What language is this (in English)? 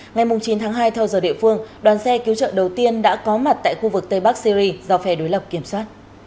Vietnamese